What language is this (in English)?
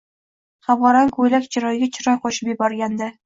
Uzbek